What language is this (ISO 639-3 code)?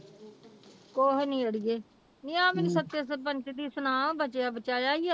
pan